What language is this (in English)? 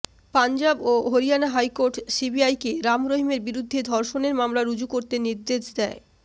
Bangla